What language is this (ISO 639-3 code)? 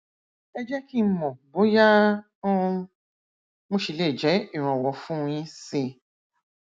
yor